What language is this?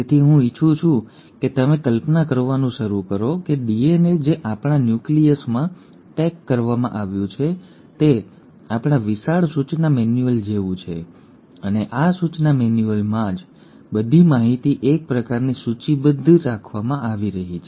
Gujarati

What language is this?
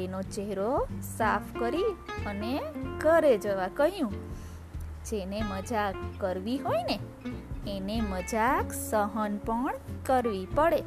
Gujarati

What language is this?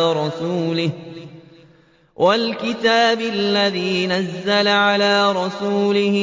Arabic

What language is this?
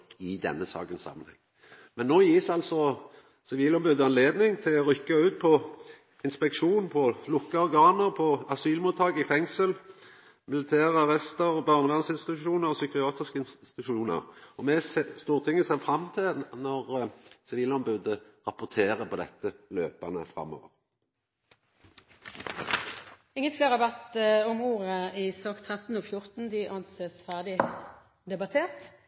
Norwegian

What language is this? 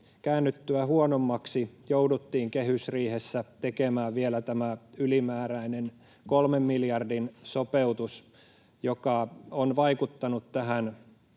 Finnish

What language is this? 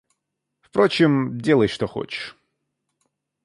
Russian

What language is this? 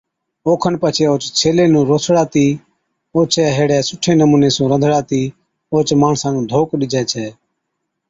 Od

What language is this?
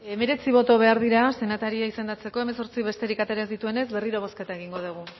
Basque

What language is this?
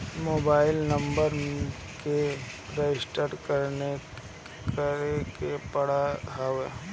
Bhojpuri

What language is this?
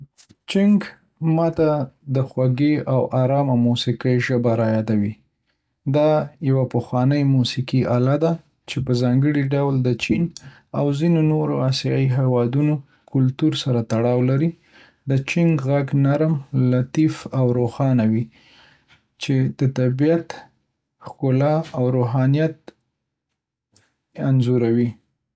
Pashto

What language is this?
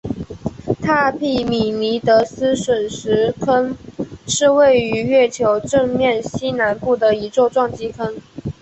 Chinese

